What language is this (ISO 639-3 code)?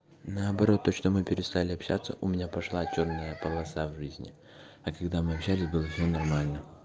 rus